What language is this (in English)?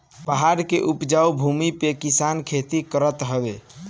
Bhojpuri